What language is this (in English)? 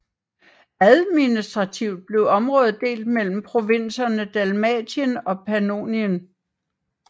Danish